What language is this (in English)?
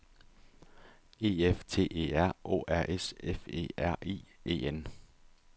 Danish